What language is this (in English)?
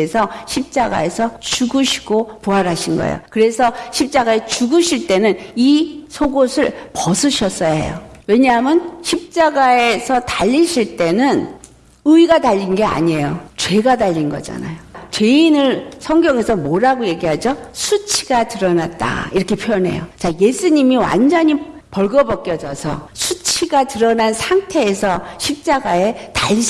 Korean